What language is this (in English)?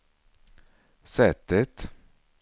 Swedish